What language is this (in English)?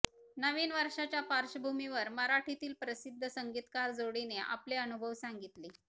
Marathi